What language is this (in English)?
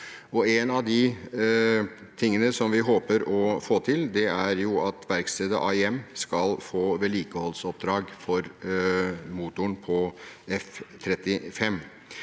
Norwegian